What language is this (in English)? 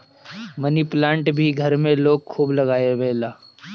Bhojpuri